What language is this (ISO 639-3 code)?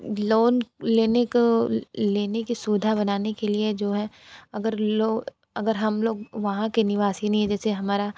hin